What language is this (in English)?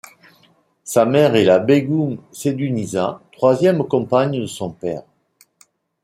French